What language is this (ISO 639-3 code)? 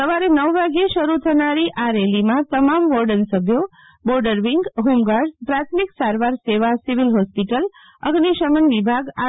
guj